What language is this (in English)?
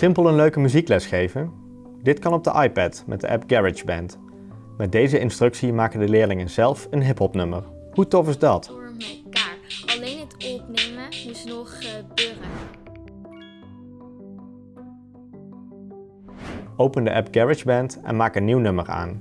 Dutch